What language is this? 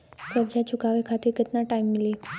Bhojpuri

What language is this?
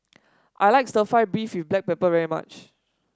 English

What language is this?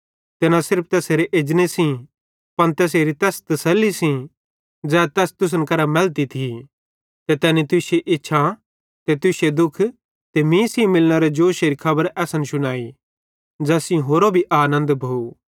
Bhadrawahi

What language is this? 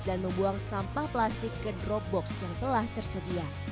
Indonesian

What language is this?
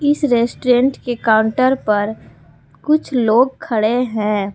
Hindi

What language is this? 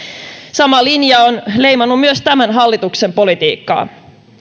Finnish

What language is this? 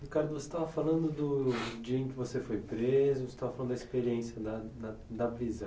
Portuguese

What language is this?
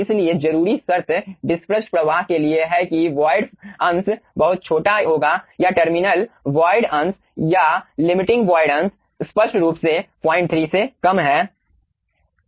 Hindi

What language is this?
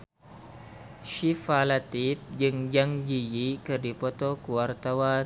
Sundanese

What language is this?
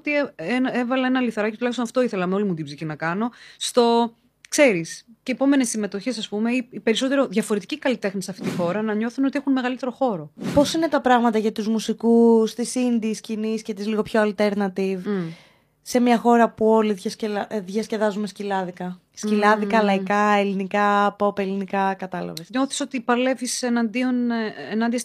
Greek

